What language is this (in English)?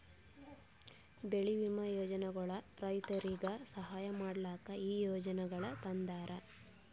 Kannada